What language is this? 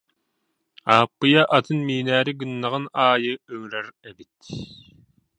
Yakut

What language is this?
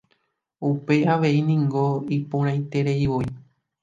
Guarani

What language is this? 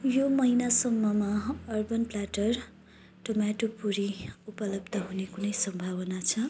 Nepali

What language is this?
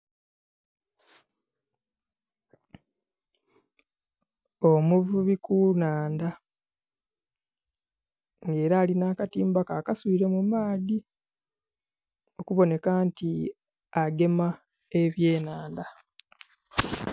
Soga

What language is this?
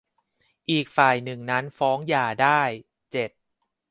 Thai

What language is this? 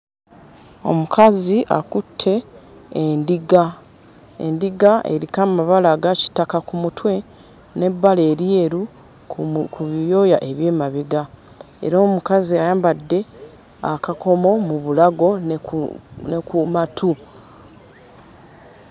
Ganda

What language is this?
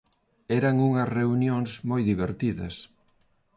Galician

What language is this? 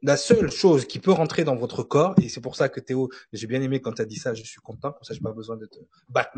French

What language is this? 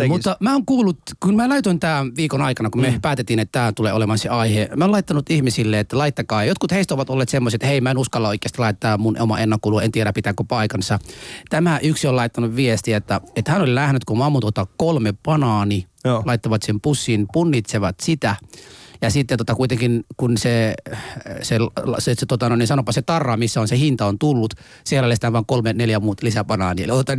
Finnish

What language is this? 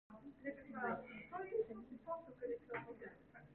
Korean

